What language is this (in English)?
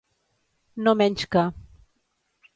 Catalan